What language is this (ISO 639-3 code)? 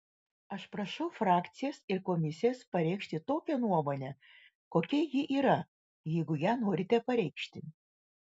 lit